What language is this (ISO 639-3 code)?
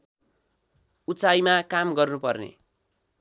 nep